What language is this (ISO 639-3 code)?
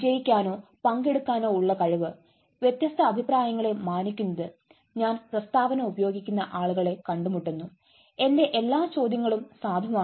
mal